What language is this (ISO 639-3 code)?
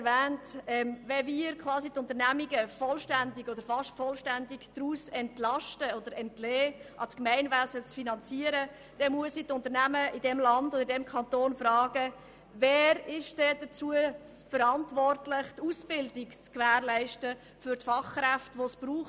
gsw